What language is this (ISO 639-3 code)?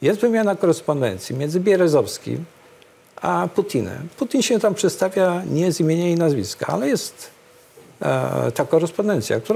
pol